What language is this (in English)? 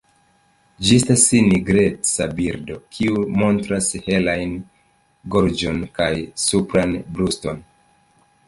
Esperanto